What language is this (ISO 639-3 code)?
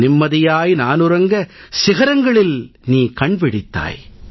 tam